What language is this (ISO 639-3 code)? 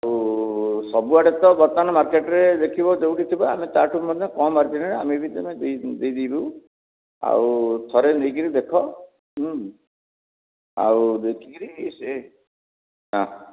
ori